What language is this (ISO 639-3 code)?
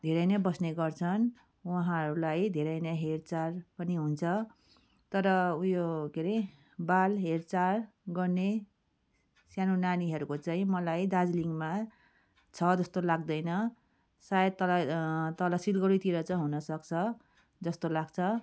nep